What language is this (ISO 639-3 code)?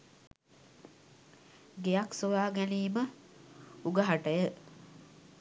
sin